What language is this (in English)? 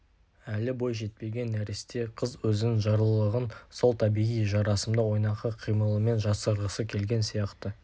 Kazakh